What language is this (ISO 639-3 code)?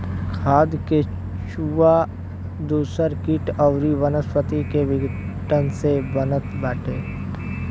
bho